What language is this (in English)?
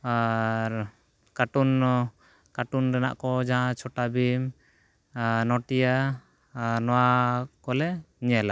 Santali